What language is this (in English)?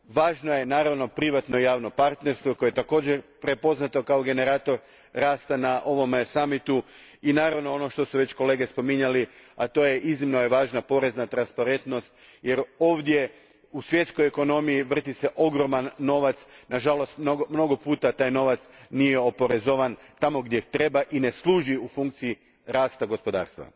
Croatian